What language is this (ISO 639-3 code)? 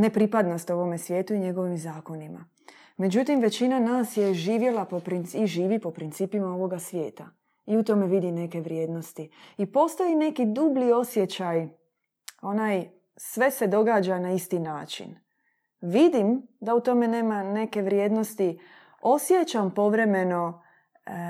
hrv